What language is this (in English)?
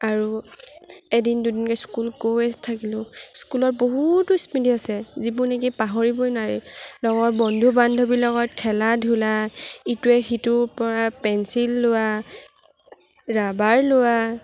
Assamese